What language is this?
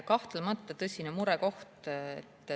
Estonian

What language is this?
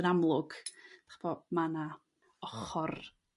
Welsh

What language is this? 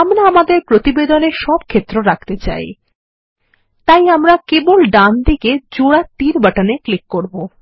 Bangla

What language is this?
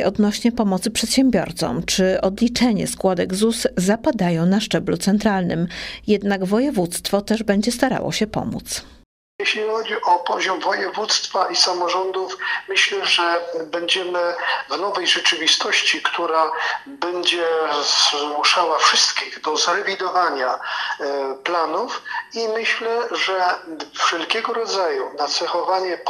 Polish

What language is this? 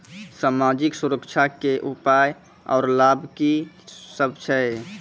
Maithili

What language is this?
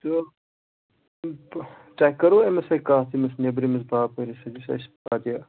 Kashmiri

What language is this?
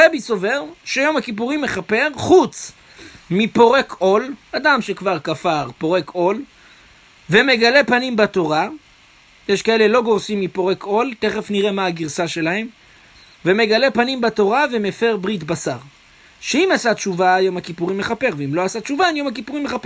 Hebrew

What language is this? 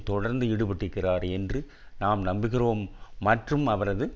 Tamil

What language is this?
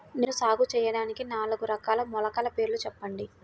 Telugu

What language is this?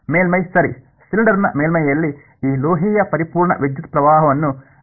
Kannada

